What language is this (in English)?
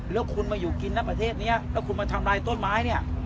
Thai